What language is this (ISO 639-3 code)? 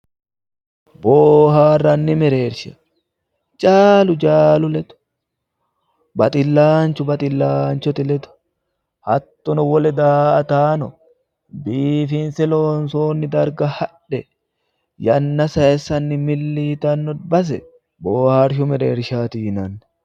sid